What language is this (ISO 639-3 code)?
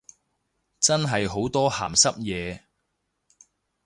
yue